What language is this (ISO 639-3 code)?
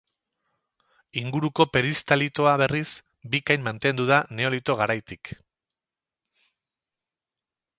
eus